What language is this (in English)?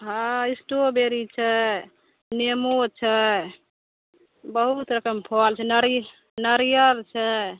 Maithili